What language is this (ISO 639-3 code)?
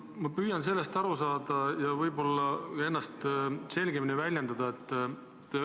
est